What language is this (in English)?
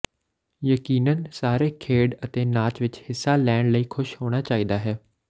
Punjabi